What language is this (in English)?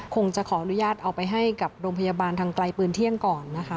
Thai